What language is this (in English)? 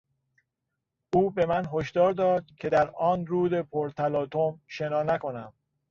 Persian